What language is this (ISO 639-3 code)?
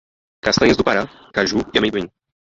por